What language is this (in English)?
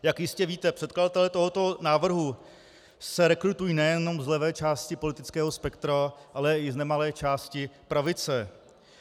Czech